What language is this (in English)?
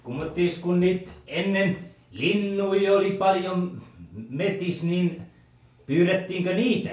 Finnish